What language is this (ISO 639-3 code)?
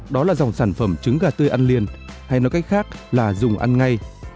vie